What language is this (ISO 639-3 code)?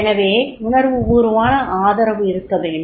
tam